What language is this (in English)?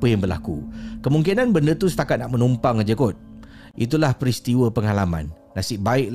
Malay